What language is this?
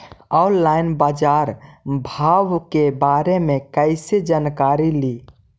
Magahi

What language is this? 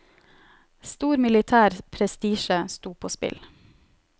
Norwegian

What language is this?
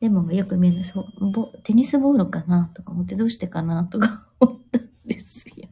Japanese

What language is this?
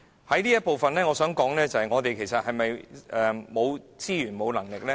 Cantonese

